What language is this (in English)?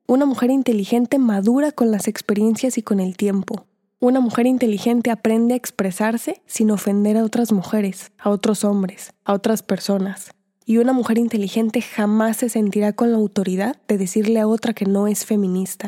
Spanish